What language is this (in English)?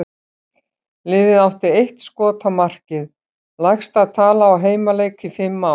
Icelandic